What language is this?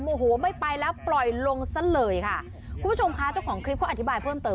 Thai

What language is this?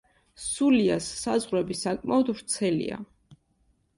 Georgian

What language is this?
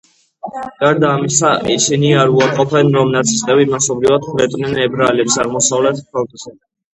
Georgian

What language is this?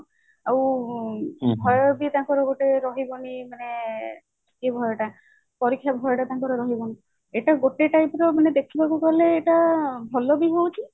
Odia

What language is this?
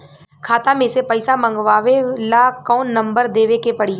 Bhojpuri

